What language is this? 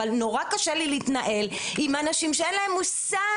Hebrew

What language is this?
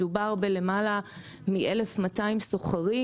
Hebrew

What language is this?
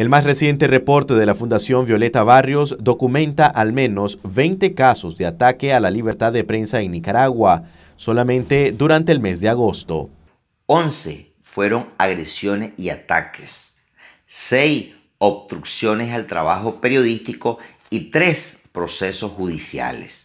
Spanish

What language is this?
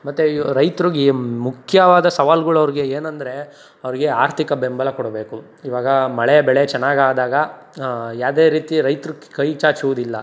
Kannada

